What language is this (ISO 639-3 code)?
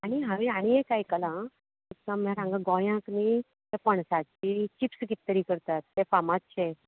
kok